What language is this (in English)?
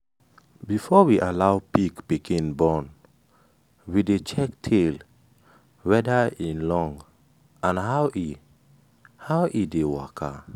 Nigerian Pidgin